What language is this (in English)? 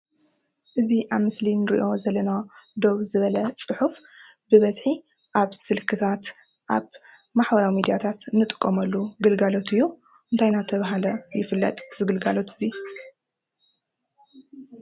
Tigrinya